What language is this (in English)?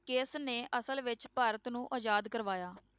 Punjabi